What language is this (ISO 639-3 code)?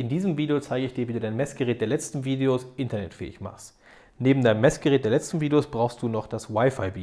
deu